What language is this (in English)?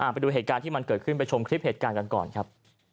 Thai